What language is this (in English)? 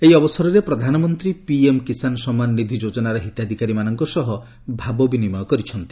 Odia